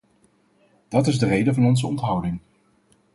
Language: Dutch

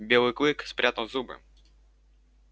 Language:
Russian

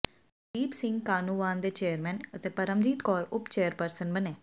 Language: Punjabi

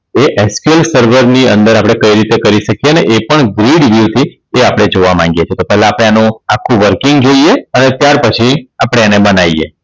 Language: Gujarati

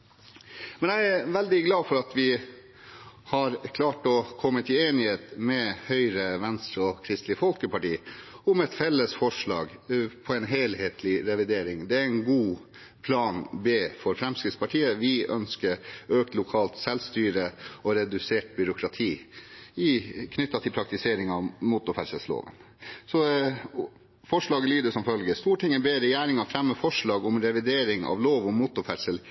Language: Norwegian Bokmål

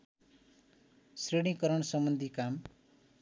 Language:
Nepali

